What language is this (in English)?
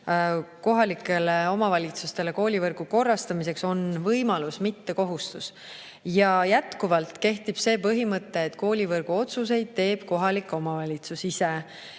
Estonian